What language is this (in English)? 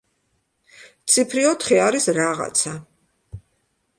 Georgian